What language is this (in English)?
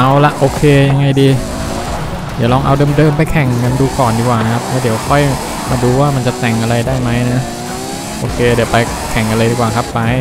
Thai